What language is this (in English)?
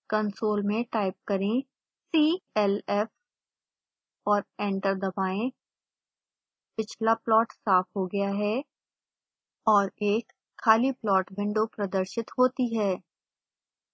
Hindi